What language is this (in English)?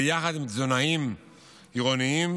Hebrew